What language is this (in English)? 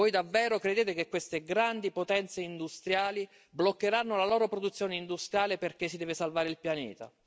Italian